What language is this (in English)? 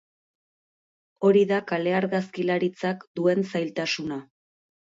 Basque